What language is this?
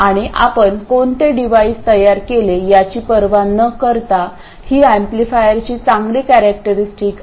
Marathi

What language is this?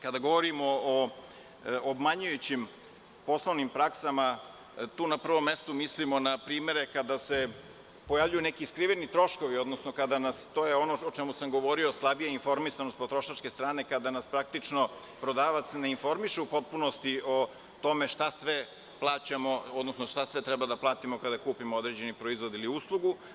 Serbian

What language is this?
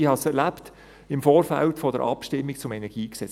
Swiss German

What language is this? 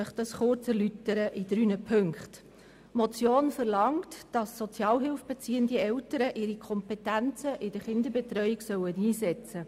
Swiss German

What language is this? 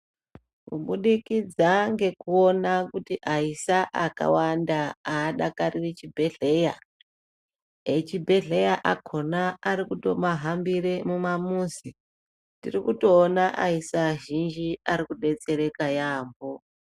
Ndau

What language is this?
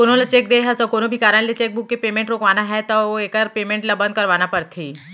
Chhattisgarhi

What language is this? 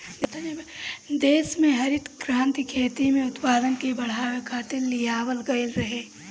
Bhojpuri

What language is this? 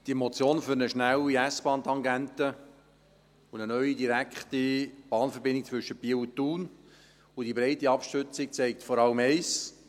Swiss German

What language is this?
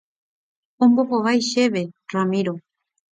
Guarani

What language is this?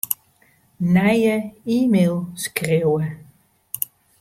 Western Frisian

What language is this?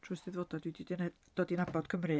Welsh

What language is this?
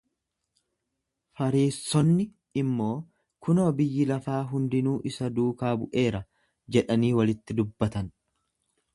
Oromo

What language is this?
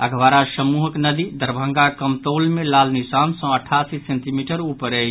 Maithili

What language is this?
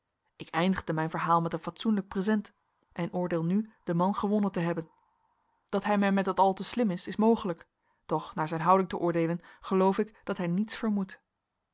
Dutch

